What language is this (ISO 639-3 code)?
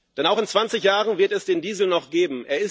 deu